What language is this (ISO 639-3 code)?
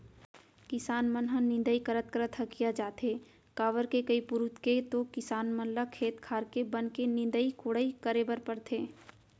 hne